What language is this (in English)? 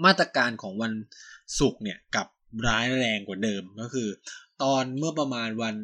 Thai